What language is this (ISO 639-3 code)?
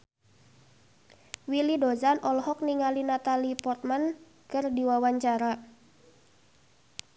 sun